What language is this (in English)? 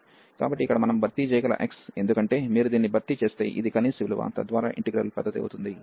Telugu